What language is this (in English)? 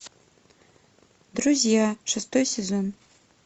Russian